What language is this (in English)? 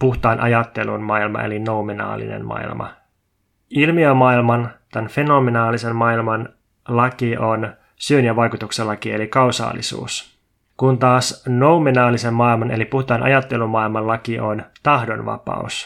Finnish